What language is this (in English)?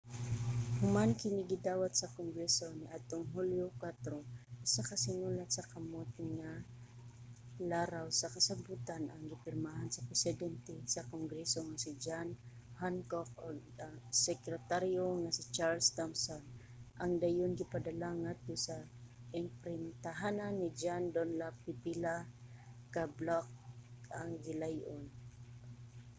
Cebuano